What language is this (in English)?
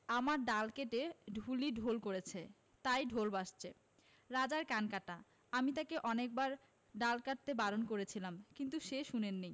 Bangla